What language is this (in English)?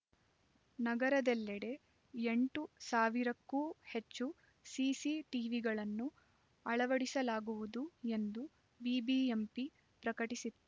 Kannada